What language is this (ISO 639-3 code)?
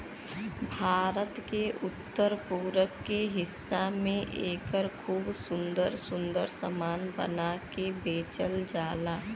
bho